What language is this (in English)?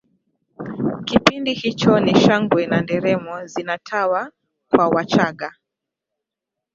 Swahili